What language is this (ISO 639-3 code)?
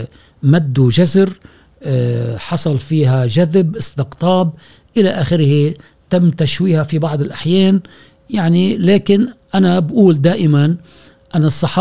ara